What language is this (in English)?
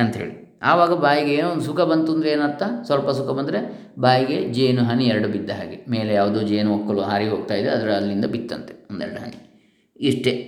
Kannada